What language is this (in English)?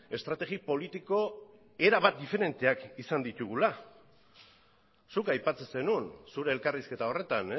Basque